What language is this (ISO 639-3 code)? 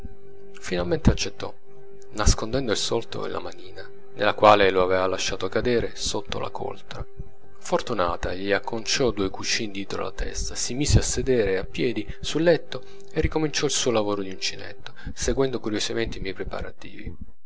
ita